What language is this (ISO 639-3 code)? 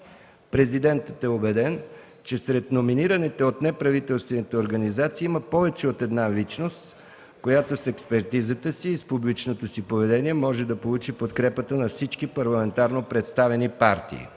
bul